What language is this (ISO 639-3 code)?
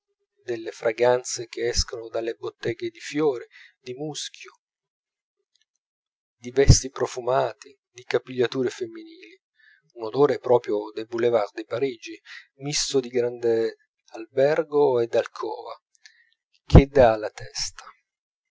ita